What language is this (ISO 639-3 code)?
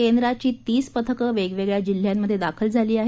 mar